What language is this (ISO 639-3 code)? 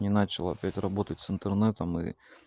rus